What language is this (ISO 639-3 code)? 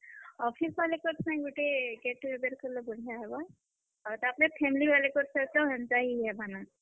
ori